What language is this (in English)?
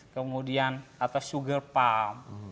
Indonesian